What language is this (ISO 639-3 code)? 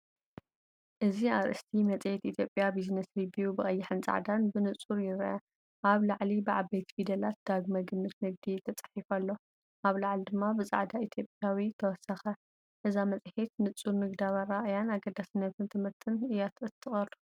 tir